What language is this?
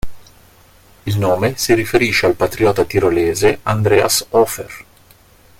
Italian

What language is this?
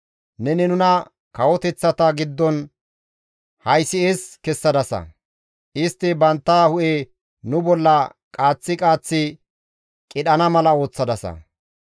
Gamo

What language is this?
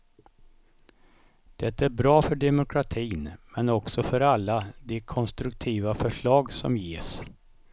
Swedish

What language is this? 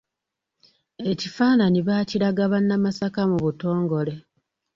Ganda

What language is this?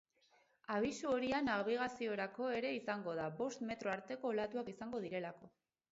Basque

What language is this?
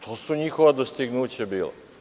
Serbian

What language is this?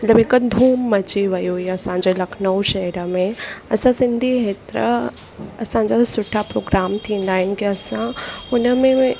Sindhi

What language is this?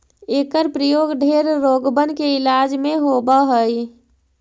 Magahi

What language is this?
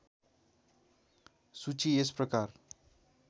Nepali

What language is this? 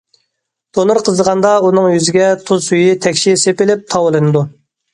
Uyghur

